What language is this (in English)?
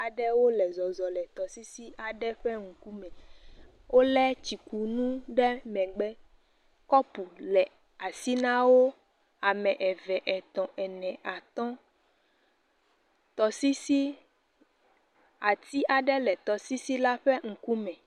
Ewe